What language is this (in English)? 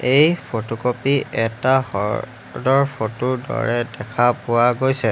Assamese